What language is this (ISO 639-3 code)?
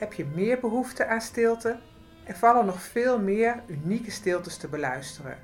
nld